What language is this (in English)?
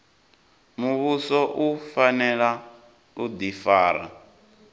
Venda